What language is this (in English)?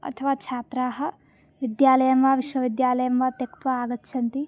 Sanskrit